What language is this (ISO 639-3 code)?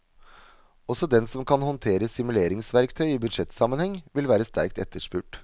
nor